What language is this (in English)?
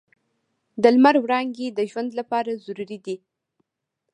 Pashto